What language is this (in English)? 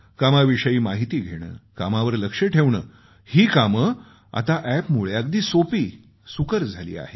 Marathi